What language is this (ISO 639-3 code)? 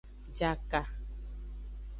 ajg